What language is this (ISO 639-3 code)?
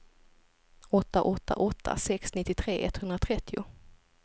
swe